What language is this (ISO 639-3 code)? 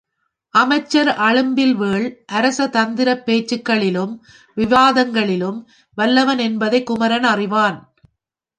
tam